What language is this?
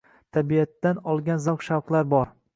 Uzbek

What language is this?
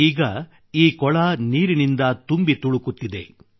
Kannada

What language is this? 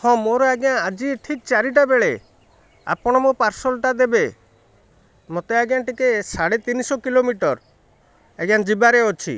Odia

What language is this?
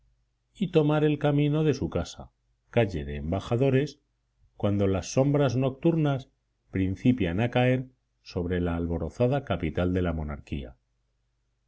Spanish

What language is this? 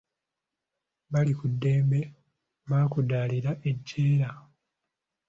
Ganda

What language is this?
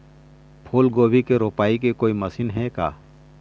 Chhattisgarhi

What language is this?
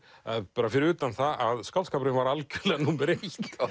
Icelandic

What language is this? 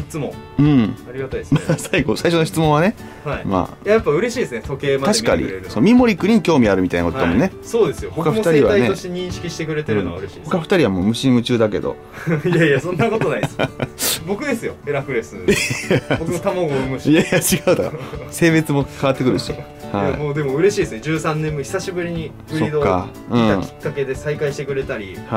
Japanese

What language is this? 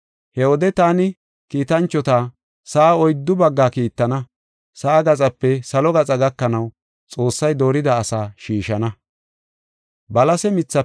Gofa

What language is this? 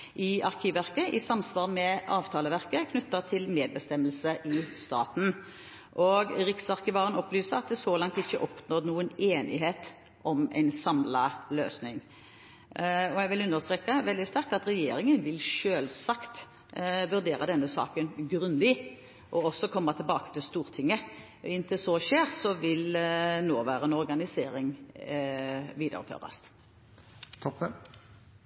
Norwegian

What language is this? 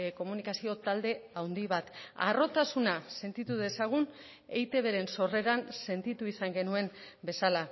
Basque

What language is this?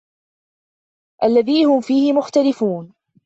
Arabic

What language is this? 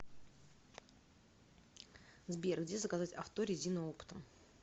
Russian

